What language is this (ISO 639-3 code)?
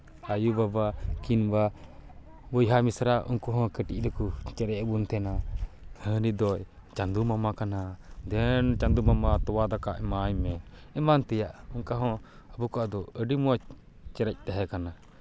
sat